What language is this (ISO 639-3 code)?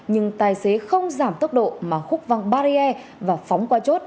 vie